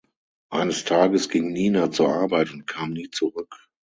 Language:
German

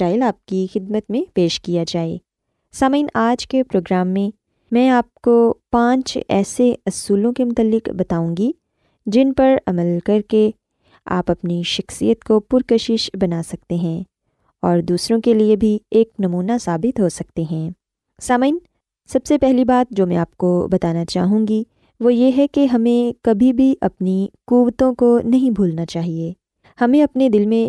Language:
Urdu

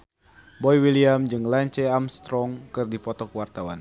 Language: Sundanese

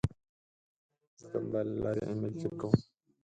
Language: Pashto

